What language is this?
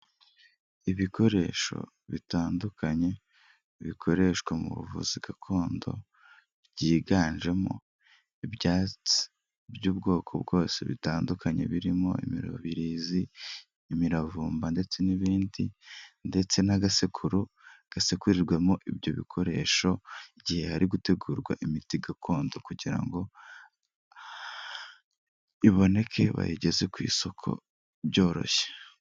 Kinyarwanda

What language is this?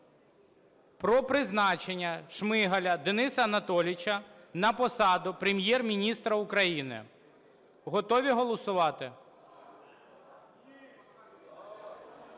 Ukrainian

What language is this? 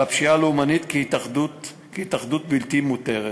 Hebrew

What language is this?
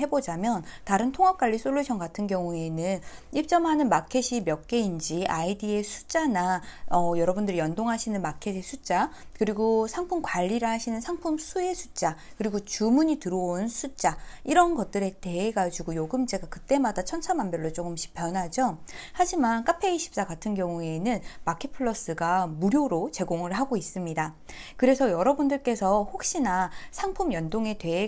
Korean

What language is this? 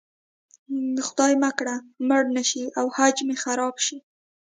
Pashto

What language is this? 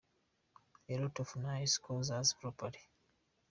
Kinyarwanda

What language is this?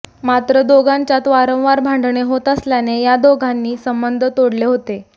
Marathi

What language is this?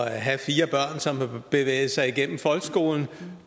Danish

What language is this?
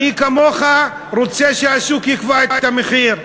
Hebrew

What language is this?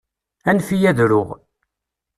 Kabyle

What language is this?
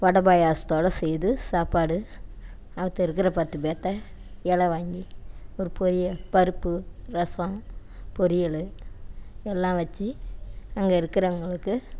Tamil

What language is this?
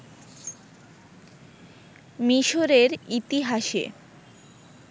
Bangla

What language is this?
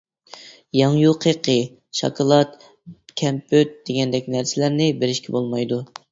Uyghur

